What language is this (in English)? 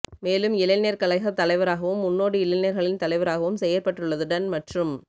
Tamil